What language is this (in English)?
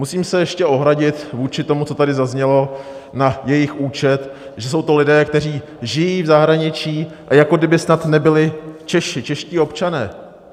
Czech